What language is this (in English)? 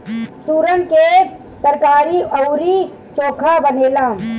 Bhojpuri